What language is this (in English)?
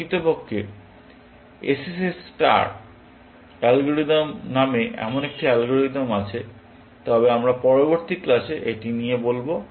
Bangla